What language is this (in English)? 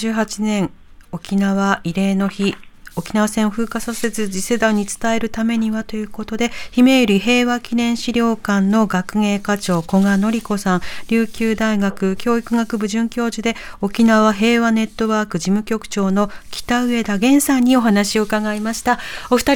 Japanese